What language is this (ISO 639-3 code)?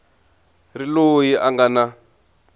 tso